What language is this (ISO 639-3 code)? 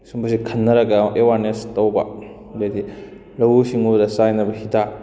mni